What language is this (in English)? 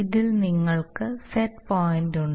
Malayalam